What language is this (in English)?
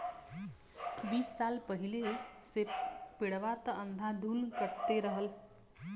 Bhojpuri